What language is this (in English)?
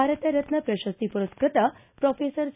Kannada